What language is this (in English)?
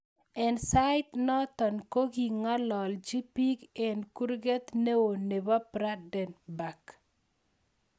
Kalenjin